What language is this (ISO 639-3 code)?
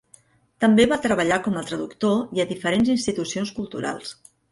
cat